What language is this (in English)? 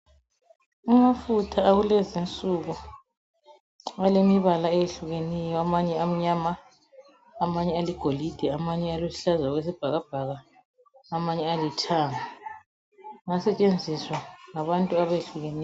North Ndebele